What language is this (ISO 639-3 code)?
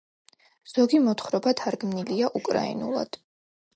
kat